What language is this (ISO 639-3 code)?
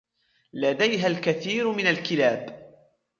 ara